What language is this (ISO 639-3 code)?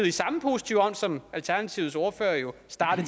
dan